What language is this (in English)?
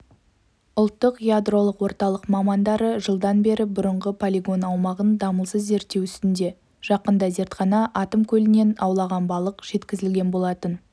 Kazakh